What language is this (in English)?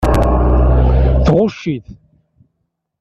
Kabyle